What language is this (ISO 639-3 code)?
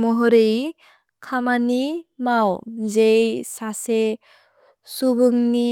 brx